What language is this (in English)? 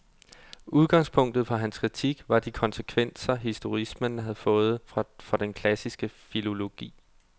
Danish